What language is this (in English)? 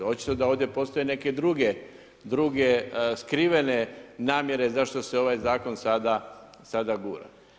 Croatian